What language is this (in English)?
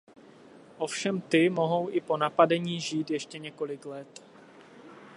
Czech